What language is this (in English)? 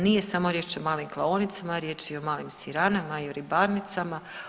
Croatian